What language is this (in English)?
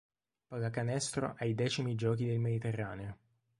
Italian